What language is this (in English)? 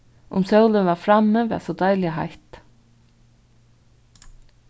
Faroese